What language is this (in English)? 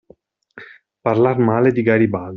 Italian